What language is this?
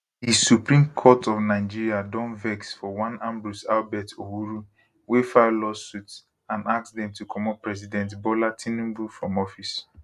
Nigerian Pidgin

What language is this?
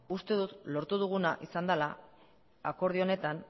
Basque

